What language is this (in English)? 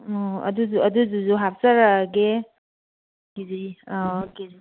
Manipuri